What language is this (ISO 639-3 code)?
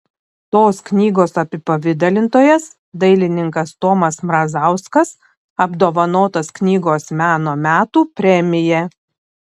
lit